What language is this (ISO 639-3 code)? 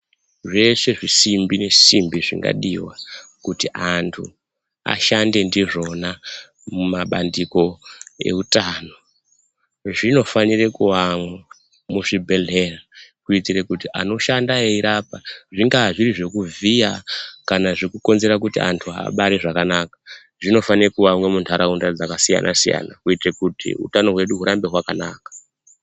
ndc